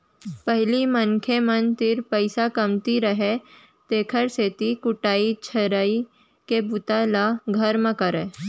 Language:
Chhattisgarhi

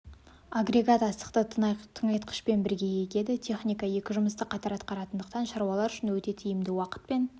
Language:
Kazakh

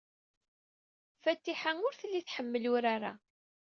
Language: Kabyle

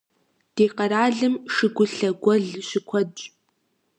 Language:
Kabardian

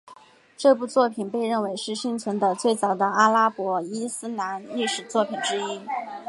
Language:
Chinese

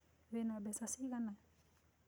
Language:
Kikuyu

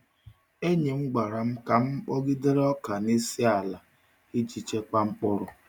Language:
Igbo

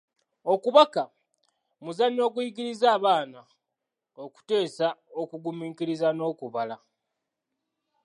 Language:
Ganda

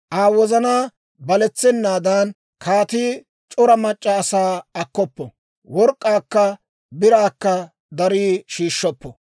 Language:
Dawro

